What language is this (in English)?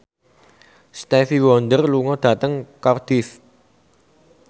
Javanese